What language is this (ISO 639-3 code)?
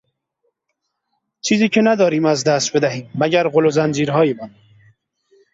fas